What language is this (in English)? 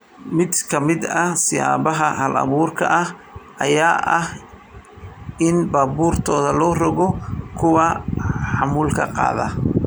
Somali